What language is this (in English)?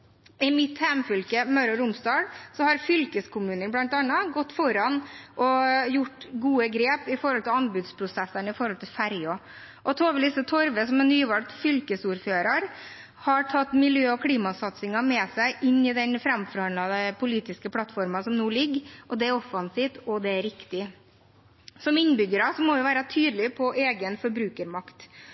Norwegian Bokmål